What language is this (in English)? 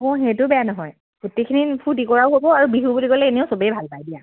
Assamese